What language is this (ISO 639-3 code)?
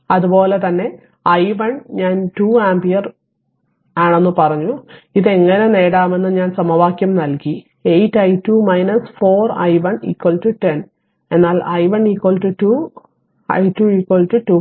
mal